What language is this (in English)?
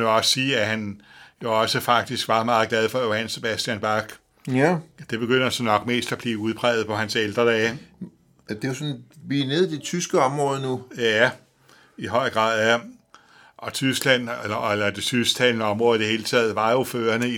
Danish